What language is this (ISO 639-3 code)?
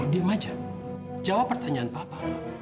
ind